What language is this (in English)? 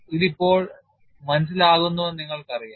Malayalam